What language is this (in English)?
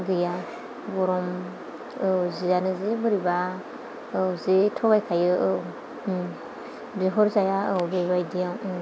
Bodo